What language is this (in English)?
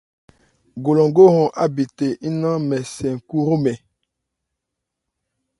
Ebrié